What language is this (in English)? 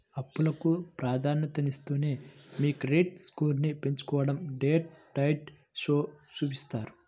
Telugu